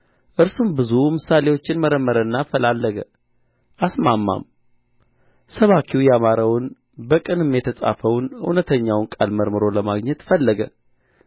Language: Amharic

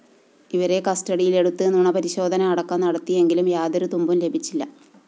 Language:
Malayalam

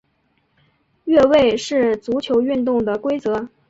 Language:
Chinese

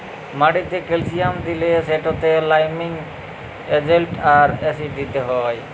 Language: Bangla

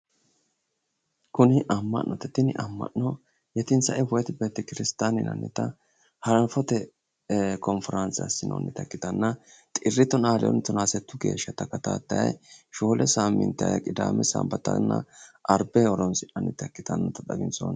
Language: Sidamo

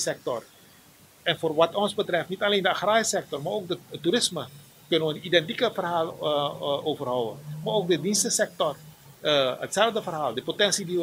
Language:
Dutch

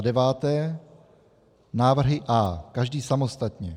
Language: Czech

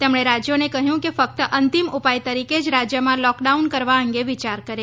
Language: Gujarati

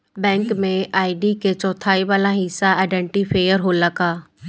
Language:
Bhojpuri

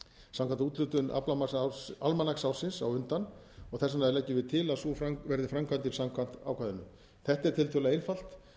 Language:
Icelandic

